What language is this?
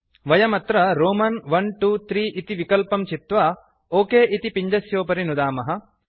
Sanskrit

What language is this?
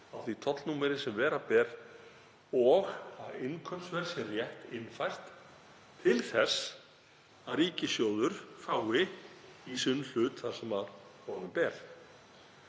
Icelandic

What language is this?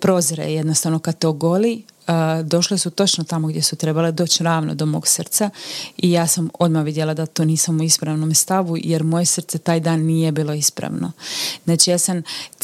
Croatian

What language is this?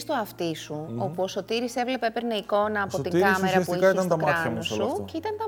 Greek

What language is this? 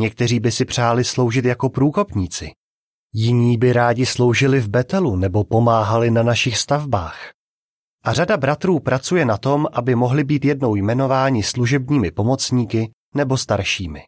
Czech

